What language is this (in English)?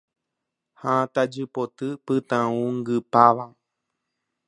Guarani